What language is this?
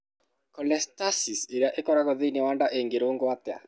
Kikuyu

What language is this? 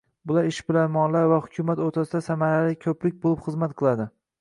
Uzbek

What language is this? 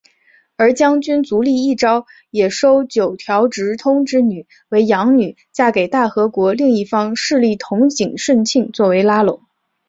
Chinese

